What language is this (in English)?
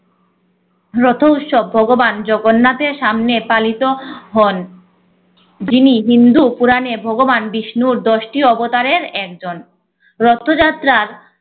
Bangla